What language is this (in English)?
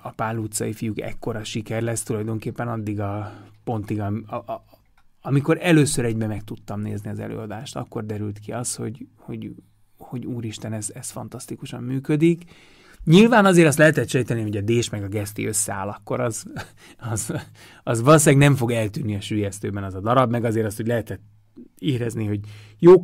Hungarian